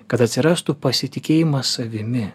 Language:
Lithuanian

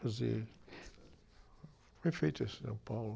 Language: Portuguese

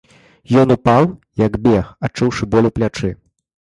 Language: Belarusian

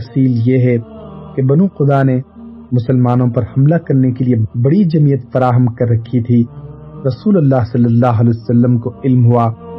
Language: Urdu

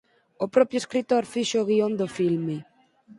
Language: Galician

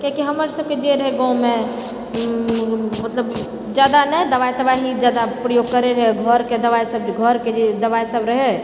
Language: Maithili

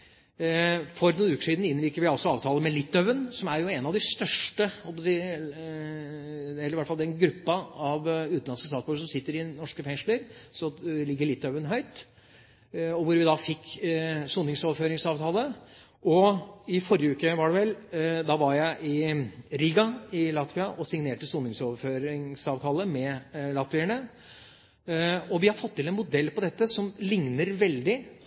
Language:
Norwegian Bokmål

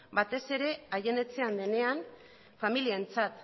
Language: Basque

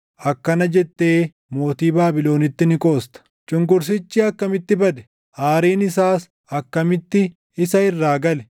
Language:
Oromo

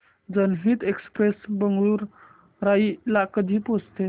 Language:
Marathi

